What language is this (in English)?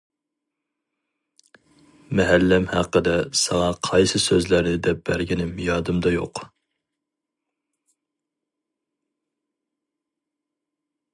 Uyghur